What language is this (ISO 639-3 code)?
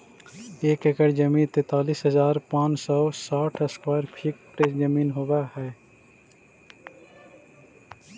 mag